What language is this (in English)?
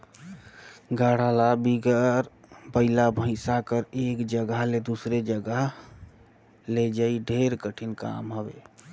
Chhattisgarhi